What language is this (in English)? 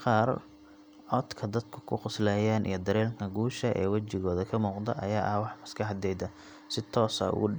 Somali